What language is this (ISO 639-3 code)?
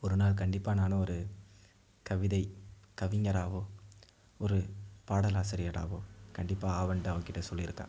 tam